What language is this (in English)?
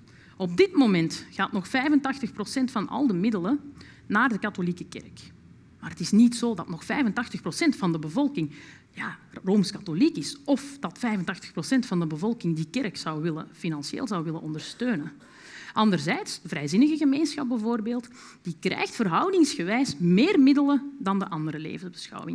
Dutch